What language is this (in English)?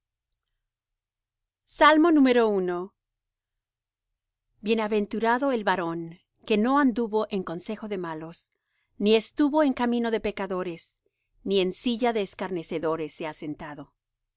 Spanish